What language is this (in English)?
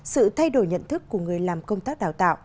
Vietnamese